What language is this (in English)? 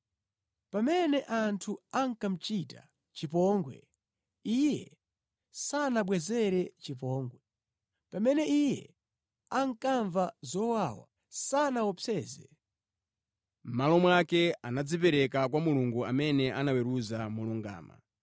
Nyanja